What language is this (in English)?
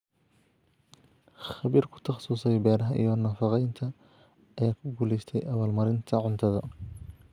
Somali